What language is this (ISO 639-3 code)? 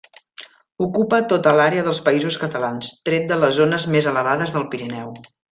cat